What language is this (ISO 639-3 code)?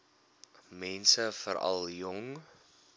afr